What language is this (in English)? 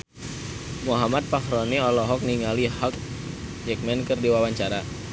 Sundanese